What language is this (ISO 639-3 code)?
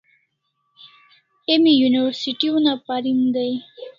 kls